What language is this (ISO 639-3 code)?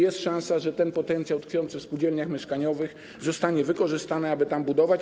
pol